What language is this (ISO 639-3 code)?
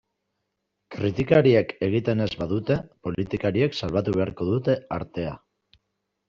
eus